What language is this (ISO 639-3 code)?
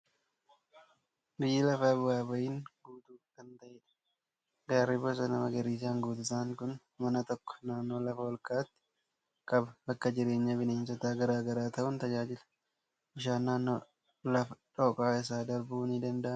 orm